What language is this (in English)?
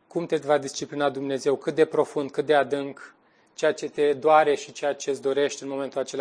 Romanian